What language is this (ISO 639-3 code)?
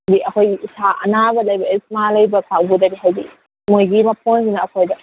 mni